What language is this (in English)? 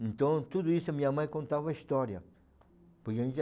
Portuguese